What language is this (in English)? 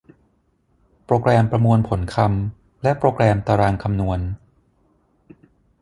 Thai